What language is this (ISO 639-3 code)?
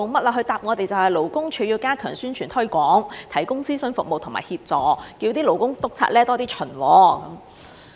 yue